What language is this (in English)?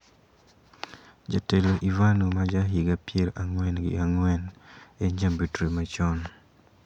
Luo (Kenya and Tanzania)